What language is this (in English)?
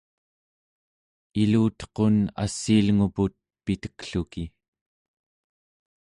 Central Yupik